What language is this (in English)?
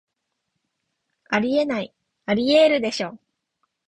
Japanese